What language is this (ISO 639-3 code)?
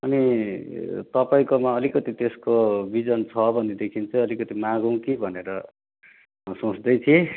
nep